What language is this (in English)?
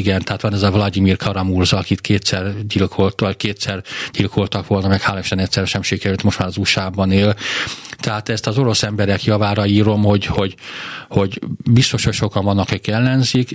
Hungarian